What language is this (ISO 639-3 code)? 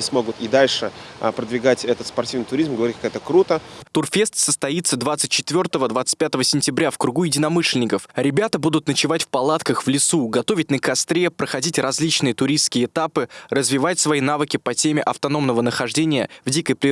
rus